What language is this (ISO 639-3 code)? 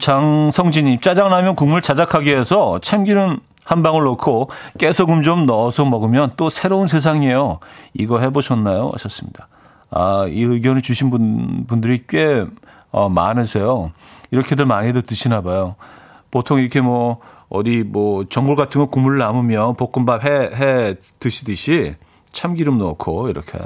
kor